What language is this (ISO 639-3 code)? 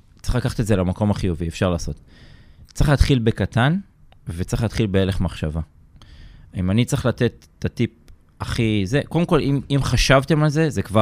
heb